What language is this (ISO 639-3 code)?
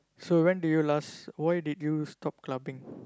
eng